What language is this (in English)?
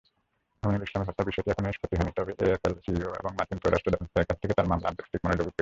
Bangla